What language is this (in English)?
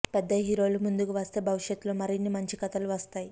Telugu